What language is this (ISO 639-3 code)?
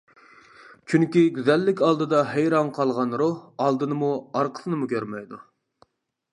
uig